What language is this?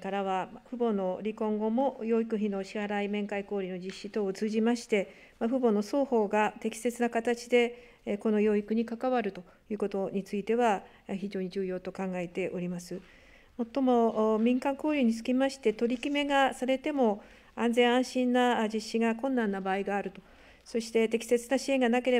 Japanese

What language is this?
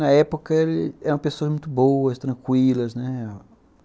Portuguese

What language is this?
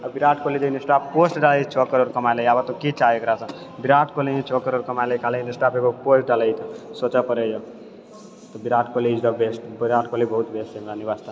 Maithili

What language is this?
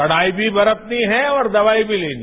Hindi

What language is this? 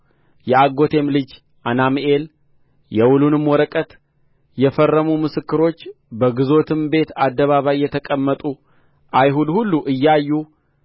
Amharic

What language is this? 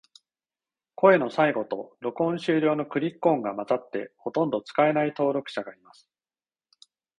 Japanese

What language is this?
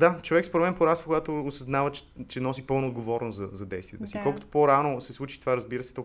Bulgarian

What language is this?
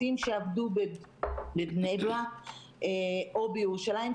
Hebrew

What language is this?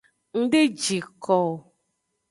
Aja (Benin)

